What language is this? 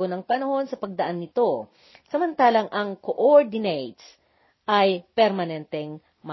Filipino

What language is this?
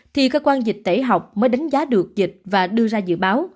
Vietnamese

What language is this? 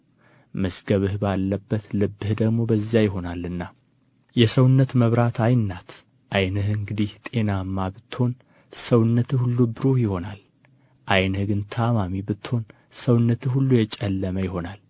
Amharic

